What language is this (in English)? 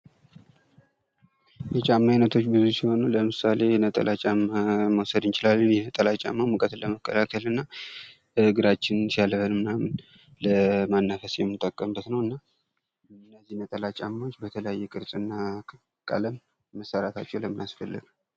Amharic